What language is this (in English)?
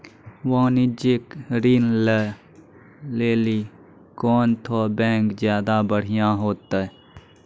Maithili